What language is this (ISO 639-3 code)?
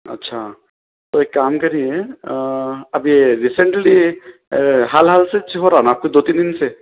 urd